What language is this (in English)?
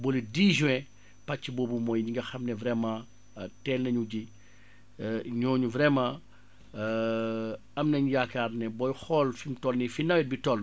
Wolof